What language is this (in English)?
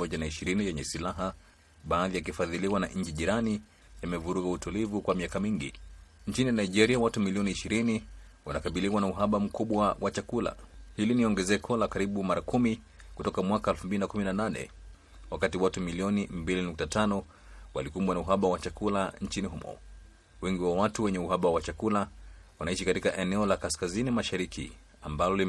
Swahili